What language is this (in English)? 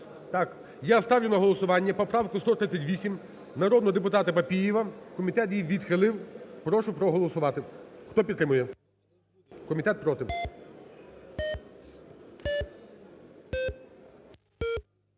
Ukrainian